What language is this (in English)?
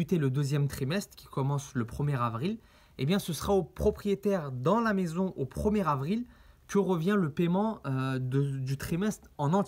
French